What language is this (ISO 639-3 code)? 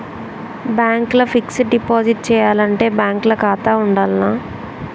tel